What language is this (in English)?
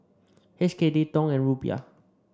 English